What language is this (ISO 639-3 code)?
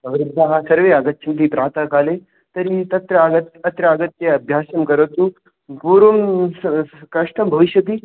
san